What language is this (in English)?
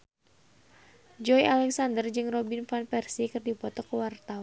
Sundanese